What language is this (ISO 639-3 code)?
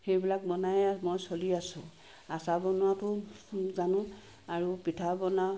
asm